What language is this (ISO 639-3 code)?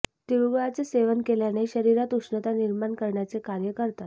mar